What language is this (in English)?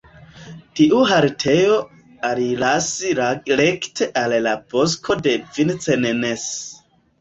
Esperanto